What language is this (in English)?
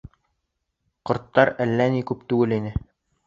Bashkir